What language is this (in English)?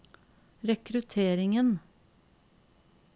Norwegian